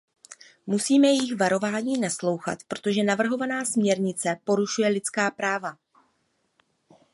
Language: Czech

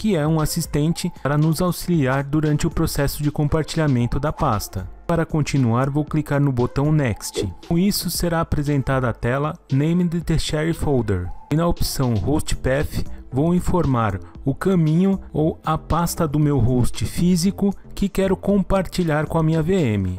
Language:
Portuguese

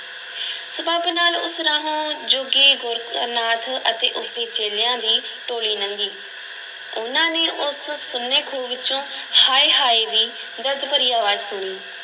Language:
Punjabi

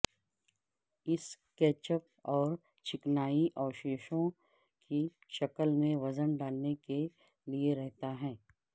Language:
Urdu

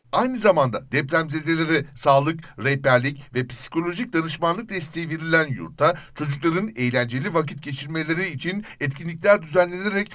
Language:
Turkish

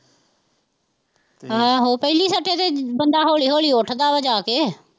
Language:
Punjabi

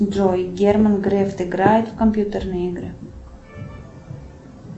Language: Russian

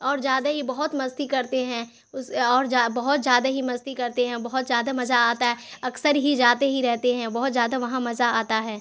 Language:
Urdu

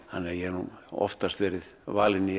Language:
Icelandic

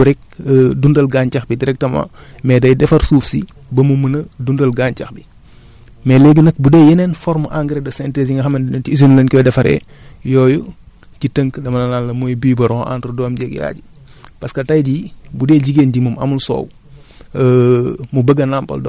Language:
Wolof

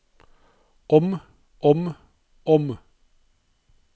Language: Norwegian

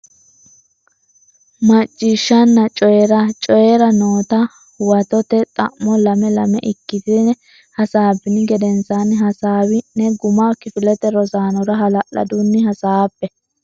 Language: Sidamo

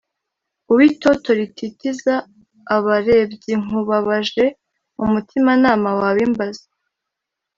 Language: Kinyarwanda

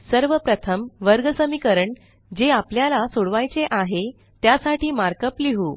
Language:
Marathi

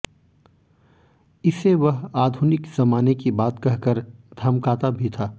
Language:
Hindi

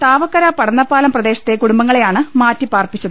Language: Malayalam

